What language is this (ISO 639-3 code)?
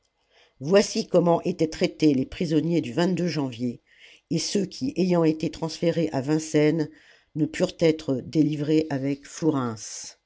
fra